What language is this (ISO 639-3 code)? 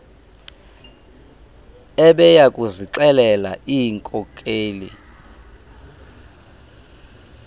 xho